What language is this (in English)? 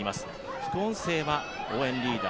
Japanese